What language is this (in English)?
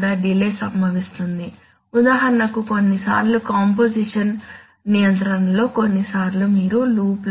Telugu